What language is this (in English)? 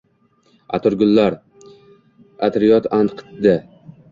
Uzbek